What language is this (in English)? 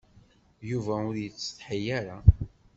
Kabyle